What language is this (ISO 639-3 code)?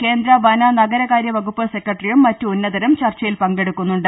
mal